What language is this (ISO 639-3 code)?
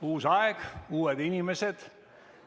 est